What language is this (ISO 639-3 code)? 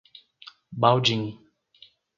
por